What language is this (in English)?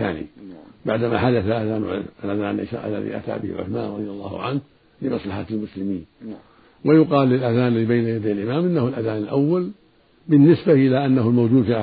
Arabic